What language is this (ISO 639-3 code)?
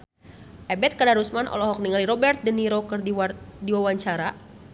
sun